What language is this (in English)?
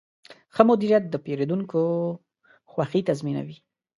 Pashto